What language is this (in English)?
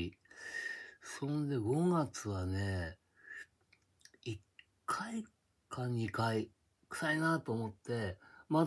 Japanese